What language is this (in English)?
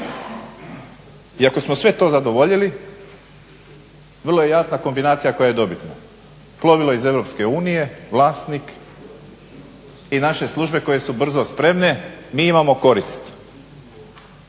Croatian